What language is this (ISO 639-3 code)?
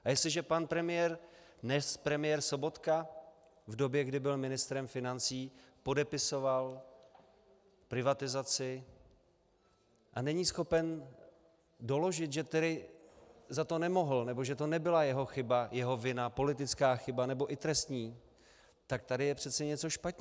ces